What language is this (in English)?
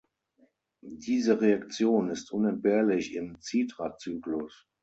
German